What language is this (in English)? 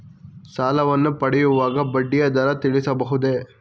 Kannada